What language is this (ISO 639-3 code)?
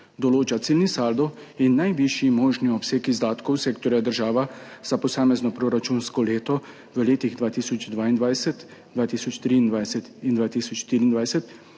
slv